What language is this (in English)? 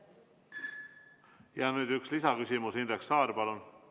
Estonian